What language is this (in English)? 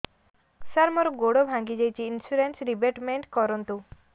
Odia